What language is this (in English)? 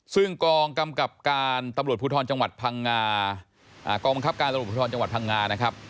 Thai